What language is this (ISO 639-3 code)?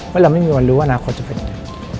tha